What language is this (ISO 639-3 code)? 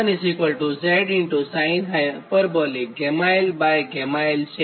guj